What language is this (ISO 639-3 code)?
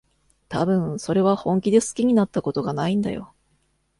jpn